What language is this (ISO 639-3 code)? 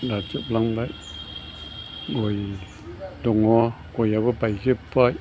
brx